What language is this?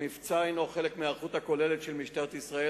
Hebrew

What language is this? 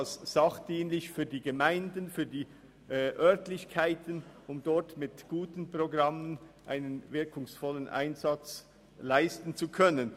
Swiss German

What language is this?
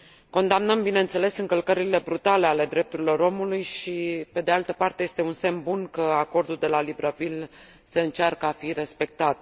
Romanian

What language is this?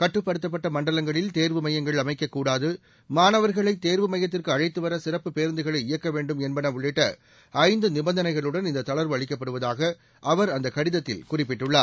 Tamil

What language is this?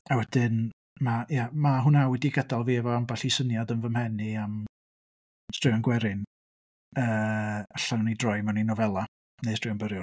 Welsh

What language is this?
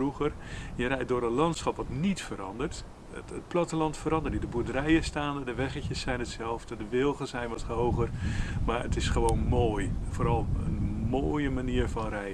Dutch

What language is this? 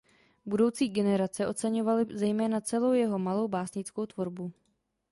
Czech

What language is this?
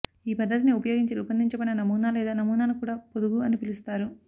Telugu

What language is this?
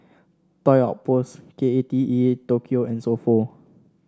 English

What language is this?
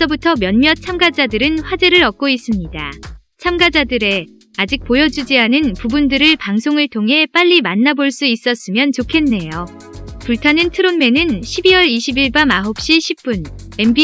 Korean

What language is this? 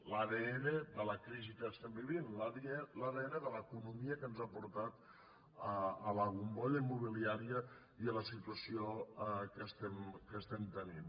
Catalan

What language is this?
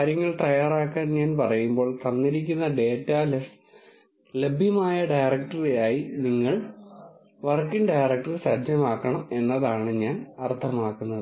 Malayalam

